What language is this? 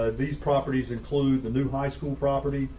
English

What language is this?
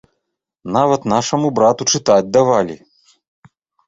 Belarusian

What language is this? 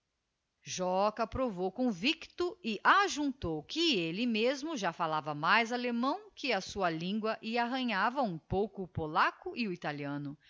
Portuguese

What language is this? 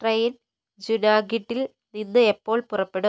Malayalam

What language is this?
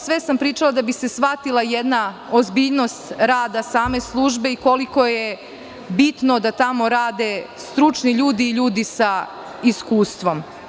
Serbian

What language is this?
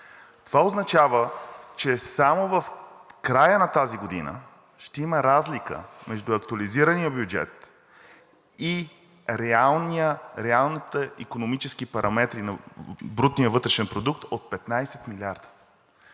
Bulgarian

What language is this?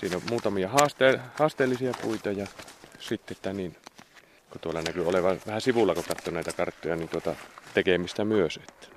Finnish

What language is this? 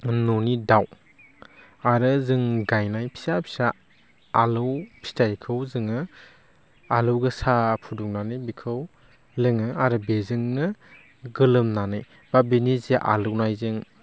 Bodo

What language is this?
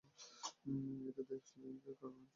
Bangla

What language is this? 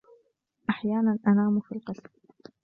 Arabic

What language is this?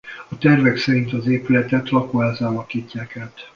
Hungarian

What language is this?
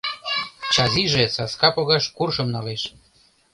Mari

